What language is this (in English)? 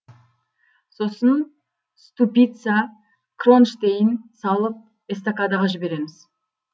Kazakh